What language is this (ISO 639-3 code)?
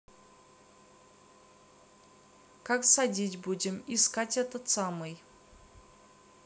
rus